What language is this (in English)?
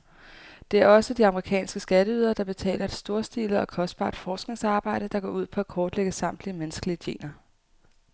Danish